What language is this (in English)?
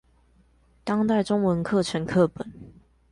Chinese